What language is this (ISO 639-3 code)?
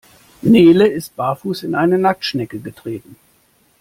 deu